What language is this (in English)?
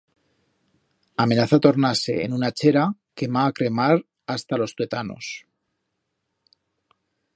Aragonese